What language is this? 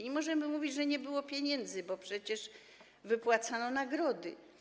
Polish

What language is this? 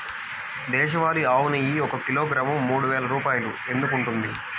Telugu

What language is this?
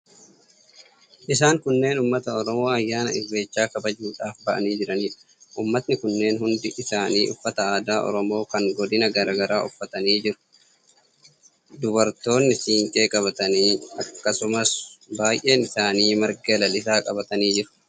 Oromo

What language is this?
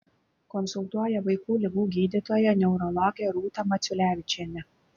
Lithuanian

